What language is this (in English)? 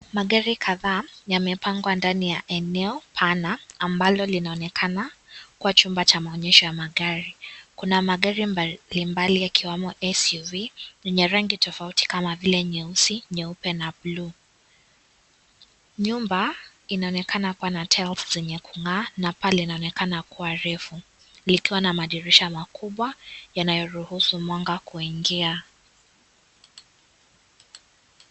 Swahili